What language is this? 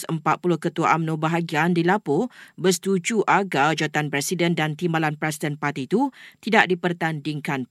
Malay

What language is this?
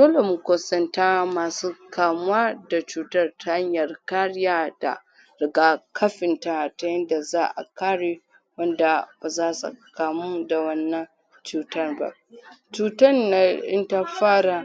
Hausa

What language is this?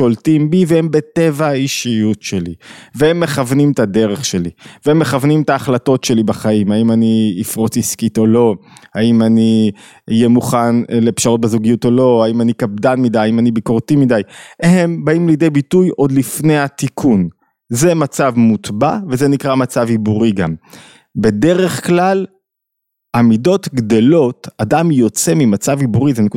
Hebrew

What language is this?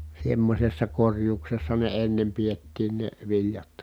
Finnish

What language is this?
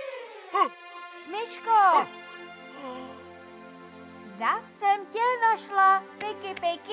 Czech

